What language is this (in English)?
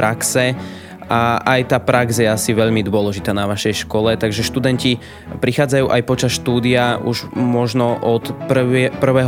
Slovak